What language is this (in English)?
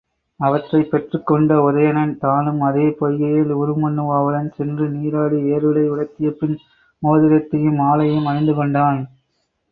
Tamil